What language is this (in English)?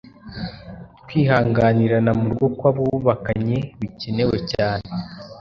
Kinyarwanda